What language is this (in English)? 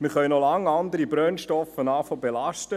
Swiss German